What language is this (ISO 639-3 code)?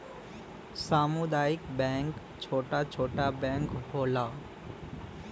bho